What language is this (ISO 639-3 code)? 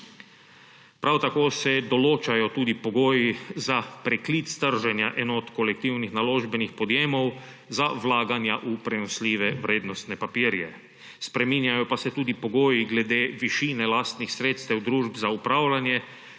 slv